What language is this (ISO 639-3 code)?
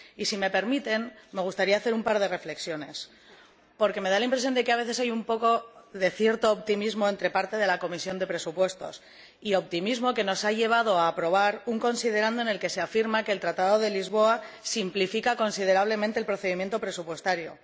spa